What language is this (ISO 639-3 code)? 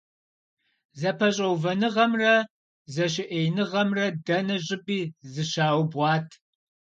kbd